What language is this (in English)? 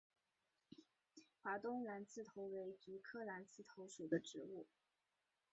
Chinese